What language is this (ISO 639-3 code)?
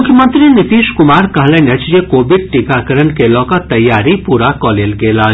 mai